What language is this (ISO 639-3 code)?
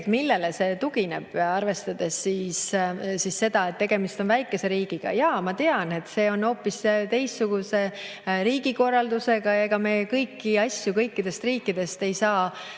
est